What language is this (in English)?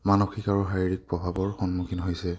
Assamese